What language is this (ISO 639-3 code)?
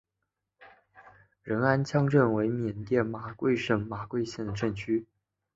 zho